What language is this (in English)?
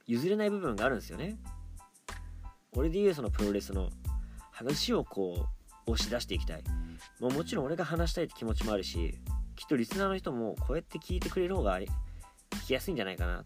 Japanese